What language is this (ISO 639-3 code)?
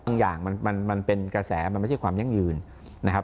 tha